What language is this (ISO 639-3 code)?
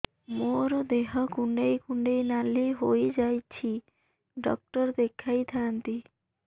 ori